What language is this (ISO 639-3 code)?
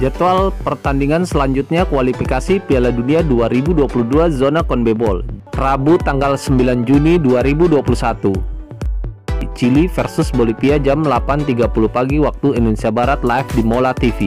ind